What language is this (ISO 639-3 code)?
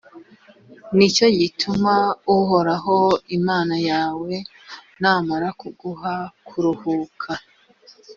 kin